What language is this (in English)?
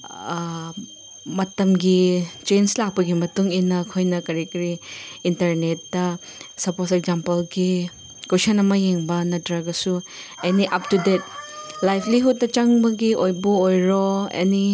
Manipuri